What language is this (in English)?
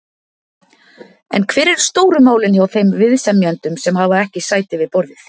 Icelandic